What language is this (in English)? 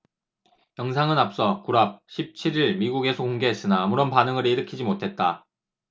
Korean